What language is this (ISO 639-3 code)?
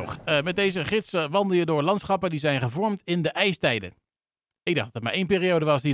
nld